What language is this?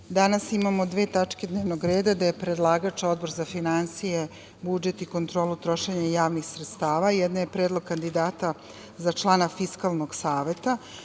Serbian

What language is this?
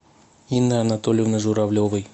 Russian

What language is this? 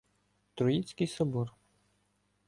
Ukrainian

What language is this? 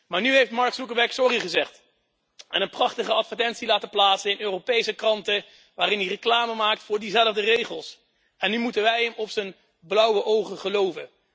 Dutch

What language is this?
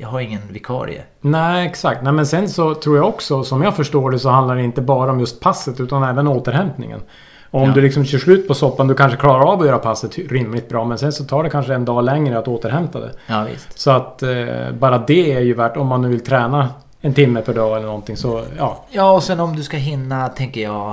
Swedish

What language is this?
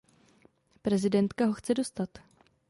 Czech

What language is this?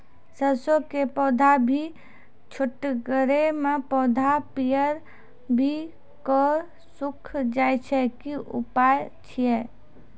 Maithili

